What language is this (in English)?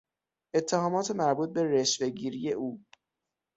Persian